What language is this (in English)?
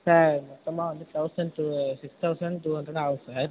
Tamil